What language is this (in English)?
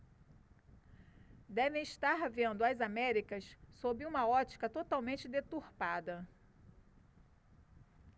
Portuguese